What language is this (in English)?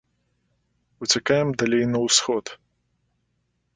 Belarusian